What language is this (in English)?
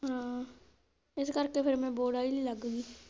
Punjabi